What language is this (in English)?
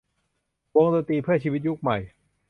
Thai